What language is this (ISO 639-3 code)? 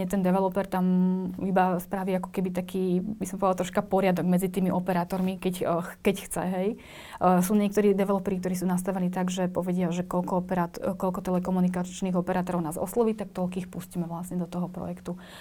slk